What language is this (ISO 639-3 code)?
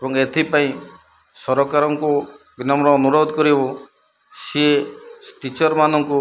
ori